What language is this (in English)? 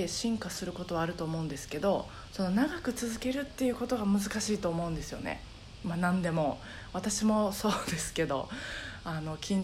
Japanese